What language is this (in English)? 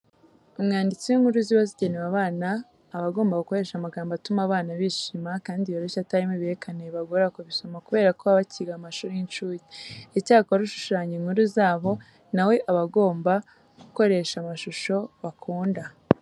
Kinyarwanda